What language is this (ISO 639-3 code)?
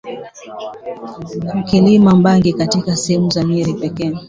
swa